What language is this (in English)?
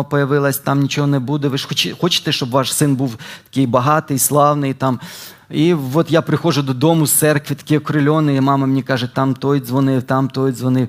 Ukrainian